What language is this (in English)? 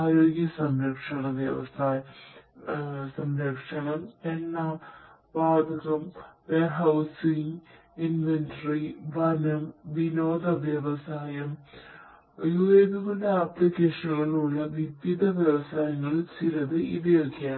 Malayalam